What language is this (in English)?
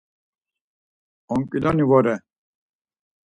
Laz